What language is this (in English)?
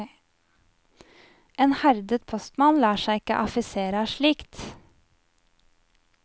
Norwegian